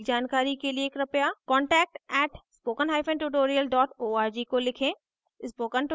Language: Hindi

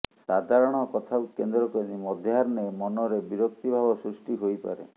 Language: Odia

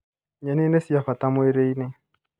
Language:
Kikuyu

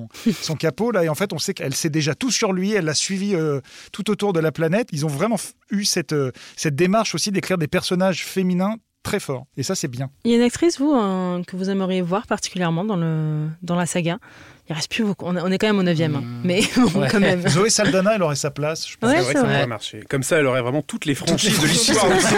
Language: French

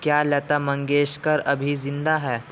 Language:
Urdu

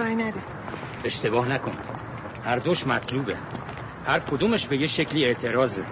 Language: Persian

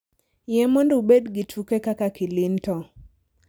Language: Luo (Kenya and Tanzania)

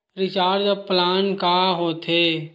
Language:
Chhattisgarhi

